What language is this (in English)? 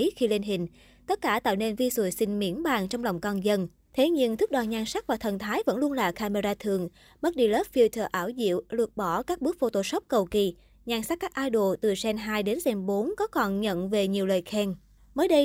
Vietnamese